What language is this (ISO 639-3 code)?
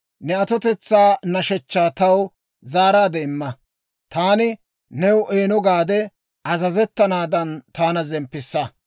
dwr